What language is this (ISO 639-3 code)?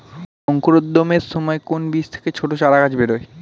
ben